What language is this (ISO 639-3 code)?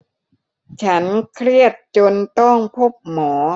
tha